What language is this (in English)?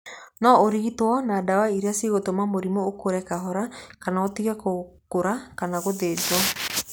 Kikuyu